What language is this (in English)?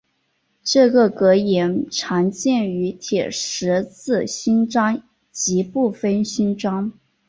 Chinese